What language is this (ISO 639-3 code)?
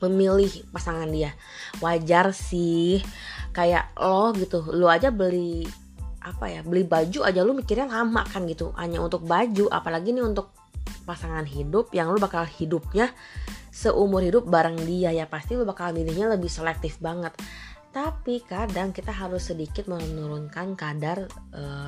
ind